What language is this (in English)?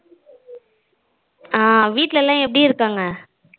Tamil